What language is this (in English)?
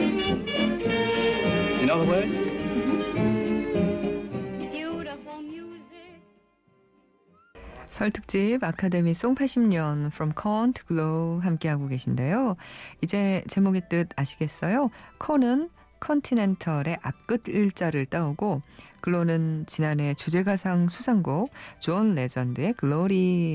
Korean